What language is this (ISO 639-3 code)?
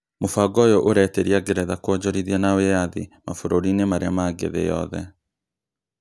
kik